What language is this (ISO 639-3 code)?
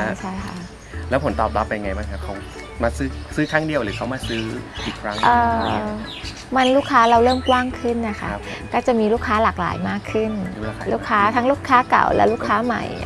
tha